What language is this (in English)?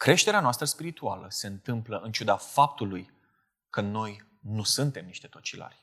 Romanian